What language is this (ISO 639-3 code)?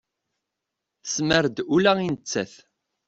kab